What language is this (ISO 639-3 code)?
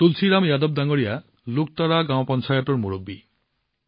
asm